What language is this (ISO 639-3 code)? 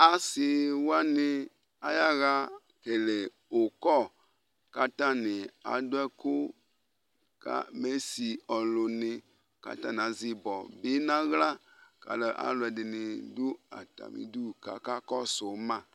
kpo